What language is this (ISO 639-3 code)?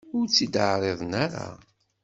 kab